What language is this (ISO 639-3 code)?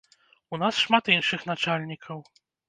bel